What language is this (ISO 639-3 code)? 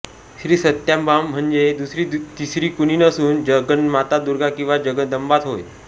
mar